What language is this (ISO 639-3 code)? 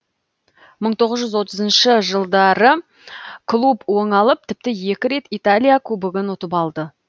kaz